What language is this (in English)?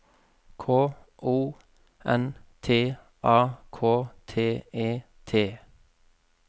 Norwegian